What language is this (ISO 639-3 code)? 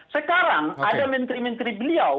ind